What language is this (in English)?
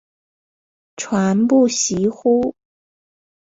Chinese